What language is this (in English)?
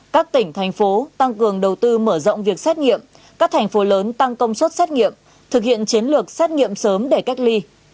Vietnamese